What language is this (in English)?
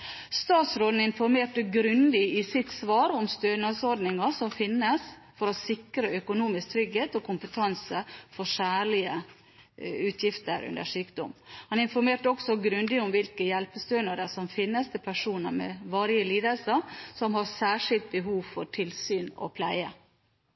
Norwegian Bokmål